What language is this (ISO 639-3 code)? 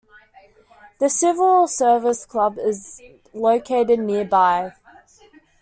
eng